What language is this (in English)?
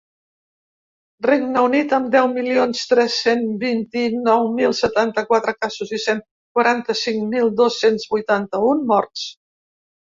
Catalan